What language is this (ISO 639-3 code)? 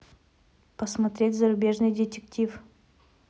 rus